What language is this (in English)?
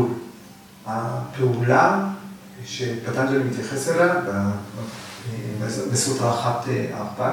Hebrew